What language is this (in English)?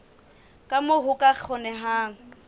Southern Sotho